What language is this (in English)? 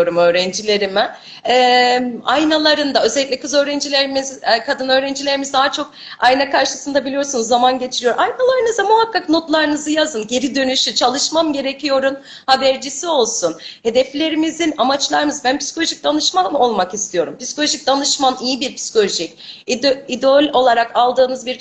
Turkish